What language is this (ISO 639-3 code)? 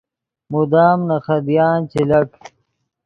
ydg